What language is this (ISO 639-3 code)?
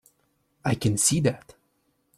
eng